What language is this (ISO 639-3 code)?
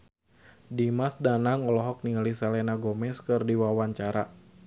sun